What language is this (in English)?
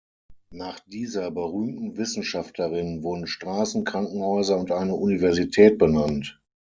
German